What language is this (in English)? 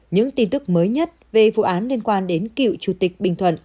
Vietnamese